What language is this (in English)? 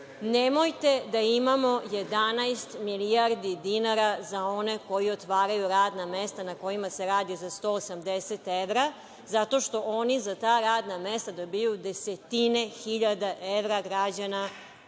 Serbian